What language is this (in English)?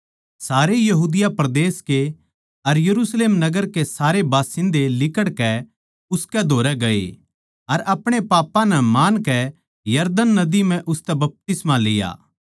Haryanvi